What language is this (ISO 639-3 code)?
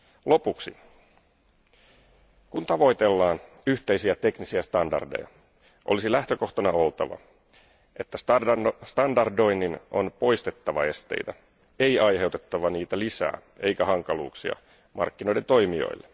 fin